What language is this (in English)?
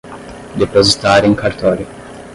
Portuguese